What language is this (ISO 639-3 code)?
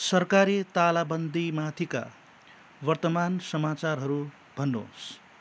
nep